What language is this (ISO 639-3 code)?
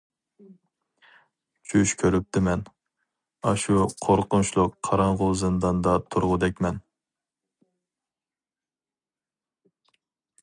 uig